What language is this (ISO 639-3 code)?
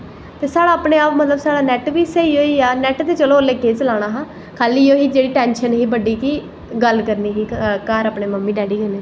doi